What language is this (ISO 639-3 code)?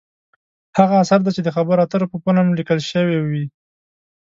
pus